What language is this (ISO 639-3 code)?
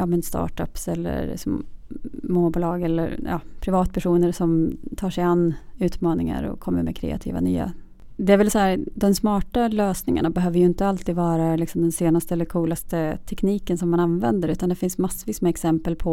swe